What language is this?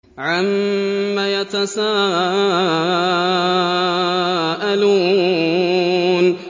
Arabic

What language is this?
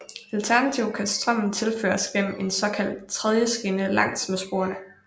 Danish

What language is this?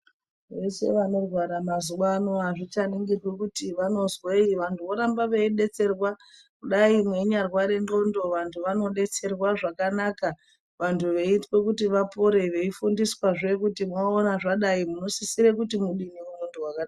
Ndau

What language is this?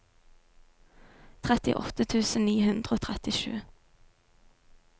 Norwegian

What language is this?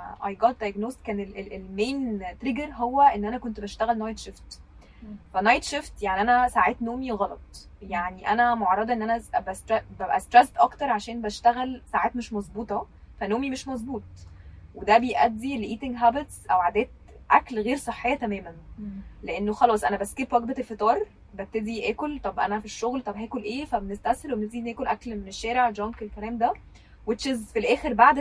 Arabic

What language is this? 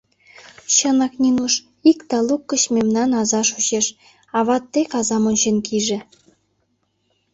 Mari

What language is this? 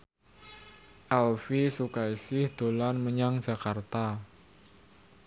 Javanese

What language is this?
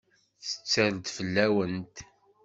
Kabyle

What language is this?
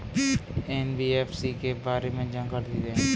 Hindi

